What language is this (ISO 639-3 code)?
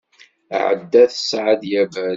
kab